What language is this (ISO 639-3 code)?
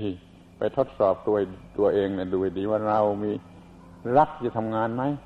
tha